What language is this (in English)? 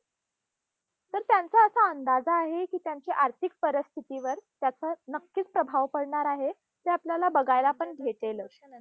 Marathi